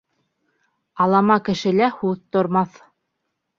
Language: Bashkir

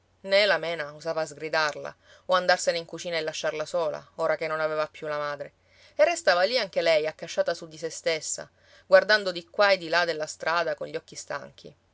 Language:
Italian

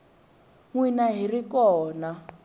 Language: Tsonga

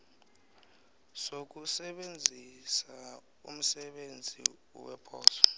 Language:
South Ndebele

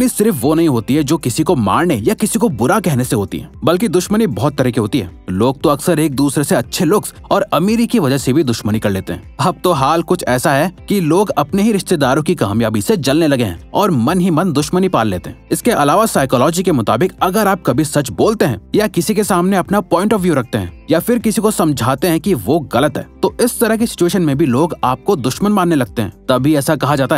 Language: Hindi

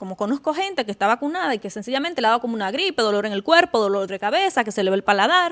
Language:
Spanish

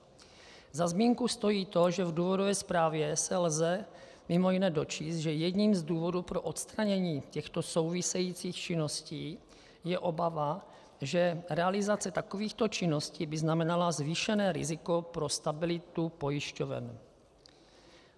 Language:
Czech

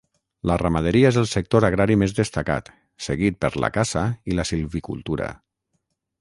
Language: Catalan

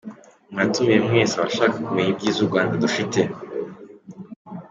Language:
Kinyarwanda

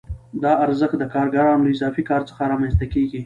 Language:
Pashto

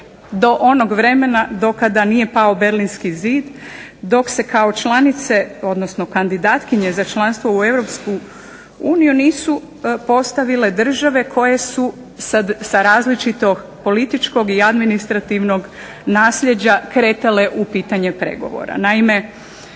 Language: Croatian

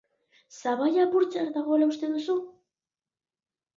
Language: Basque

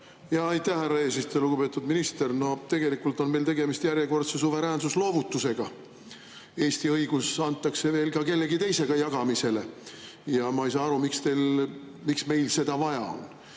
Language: Estonian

